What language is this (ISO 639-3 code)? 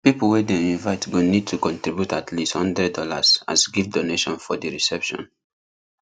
pcm